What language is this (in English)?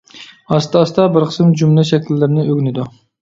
Uyghur